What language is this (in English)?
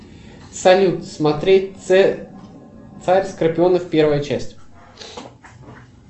Russian